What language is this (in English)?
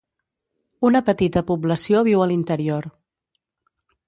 Catalan